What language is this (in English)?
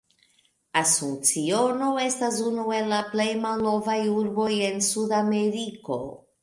Esperanto